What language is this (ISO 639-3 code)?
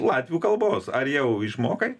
lit